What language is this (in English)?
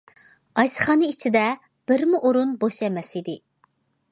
Uyghur